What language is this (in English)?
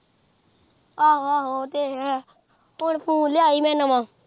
Punjabi